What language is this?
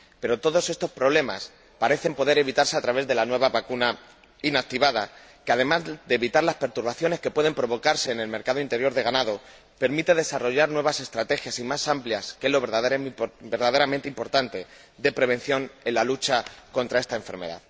Spanish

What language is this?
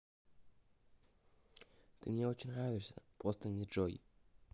Russian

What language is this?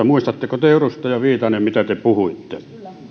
Finnish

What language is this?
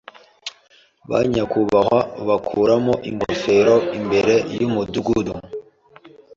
Kinyarwanda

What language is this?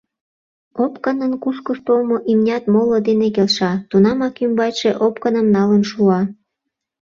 Mari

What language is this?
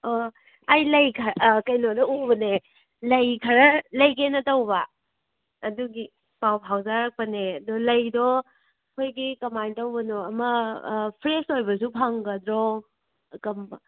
Manipuri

